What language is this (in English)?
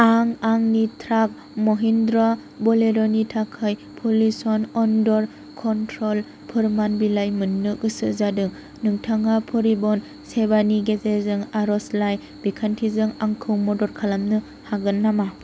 Bodo